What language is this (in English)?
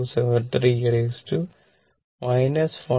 Malayalam